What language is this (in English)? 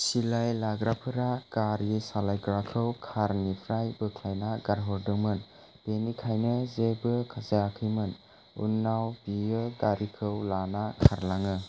Bodo